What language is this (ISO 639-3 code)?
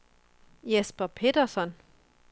dan